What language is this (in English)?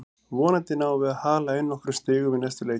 Icelandic